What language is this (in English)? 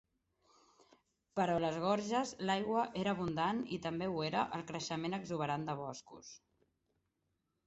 Catalan